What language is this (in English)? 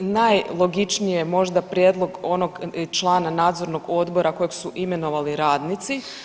Croatian